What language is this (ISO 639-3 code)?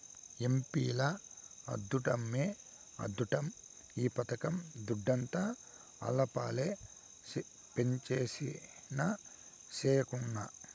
tel